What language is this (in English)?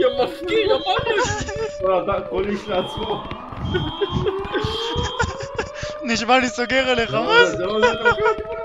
Hebrew